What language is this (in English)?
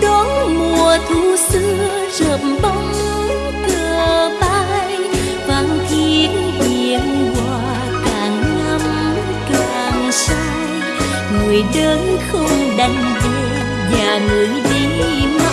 Vietnamese